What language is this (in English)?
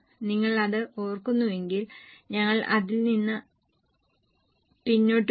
Malayalam